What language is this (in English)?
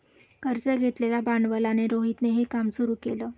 Marathi